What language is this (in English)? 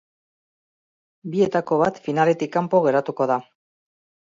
Basque